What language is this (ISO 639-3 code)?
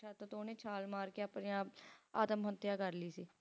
pan